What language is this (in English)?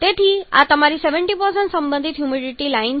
Gujarati